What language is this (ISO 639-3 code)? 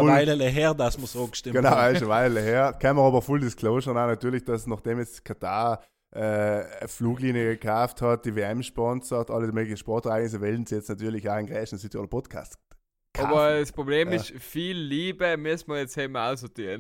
deu